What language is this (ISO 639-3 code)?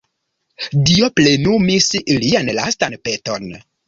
epo